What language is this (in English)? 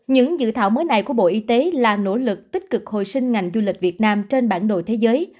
Vietnamese